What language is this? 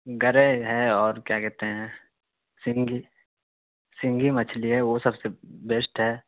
Urdu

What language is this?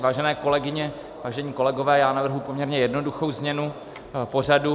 Czech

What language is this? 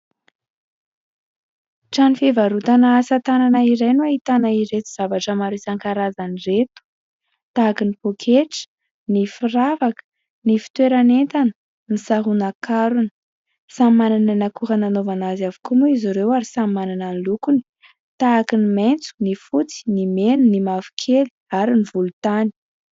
Malagasy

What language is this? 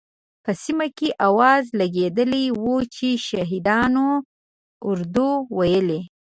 Pashto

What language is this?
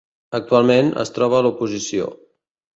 Catalan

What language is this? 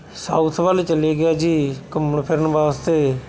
Punjabi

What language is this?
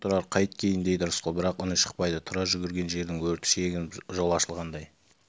Kazakh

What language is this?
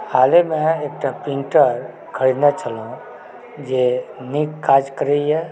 Maithili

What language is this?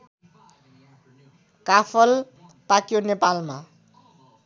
Nepali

